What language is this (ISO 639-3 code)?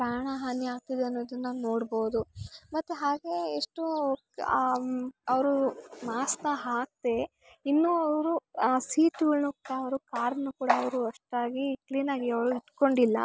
kan